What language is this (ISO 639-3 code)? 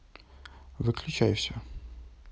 rus